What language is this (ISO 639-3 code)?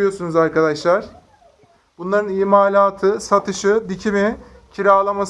tur